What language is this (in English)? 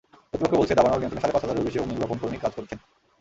Bangla